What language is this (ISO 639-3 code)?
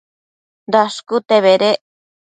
mcf